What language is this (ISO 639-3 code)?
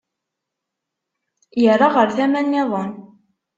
kab